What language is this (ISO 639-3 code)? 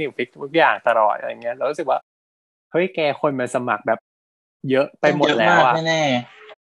tha